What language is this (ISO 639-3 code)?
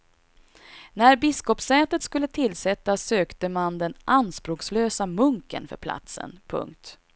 swe